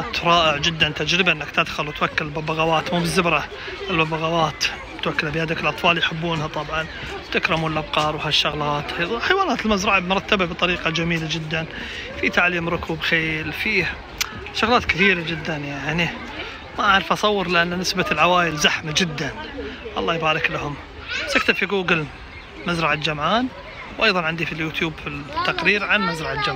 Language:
Arabic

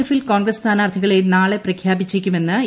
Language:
Malayalam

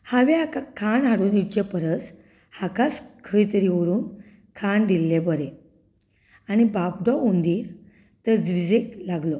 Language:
Konkani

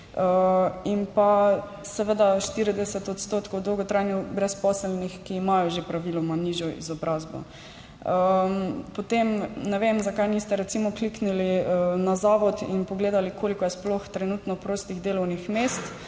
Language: Slovenian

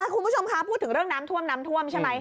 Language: Thai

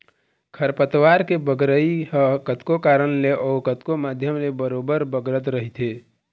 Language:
Chhattisgarhi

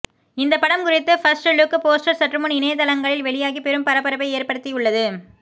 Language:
Tamil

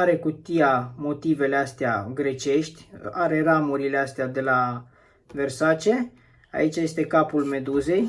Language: Romanian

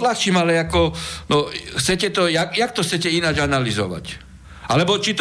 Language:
Slovak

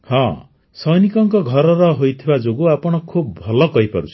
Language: Odia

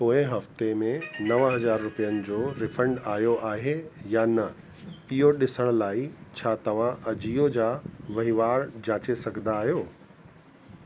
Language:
Sindhi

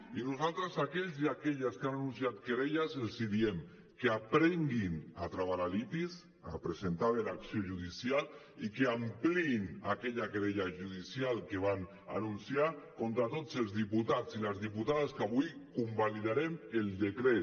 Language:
Catalan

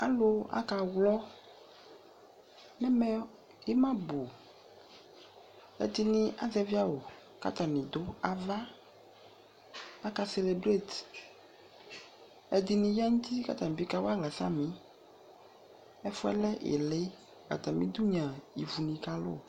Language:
Ikposo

